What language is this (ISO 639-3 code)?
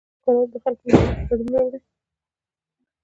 pus